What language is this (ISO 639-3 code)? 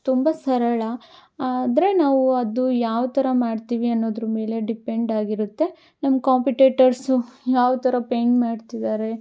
kan